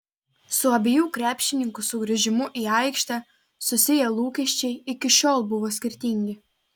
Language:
Lithuanian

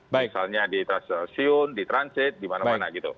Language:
Indonesian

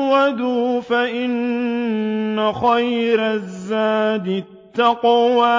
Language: Arabic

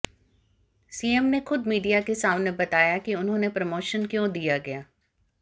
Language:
Hindi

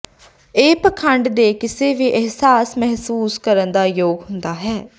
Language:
Punjabi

